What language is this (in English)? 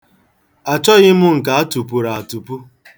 Igbo